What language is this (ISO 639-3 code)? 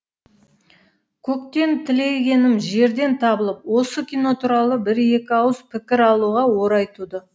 kaz